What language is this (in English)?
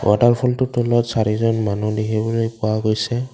Assamese